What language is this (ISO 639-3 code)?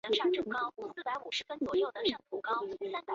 zho